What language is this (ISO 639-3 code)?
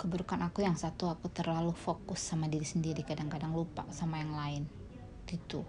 ind